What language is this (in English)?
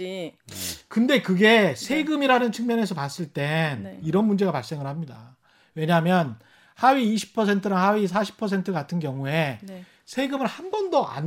Korean